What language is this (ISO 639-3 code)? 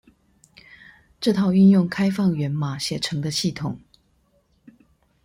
zho